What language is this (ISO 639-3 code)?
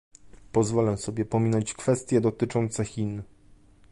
pol